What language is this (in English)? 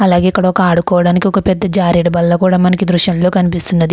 Telugu